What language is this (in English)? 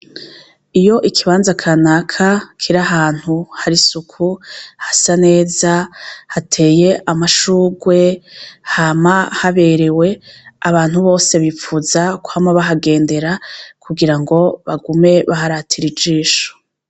Rundi